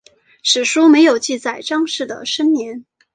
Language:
Chinese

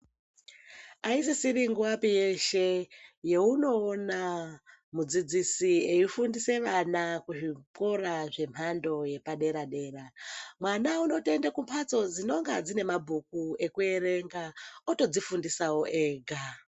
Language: Ndau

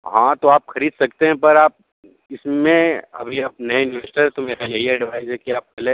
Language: Hindi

